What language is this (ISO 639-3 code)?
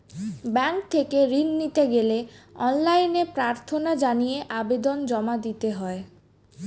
ben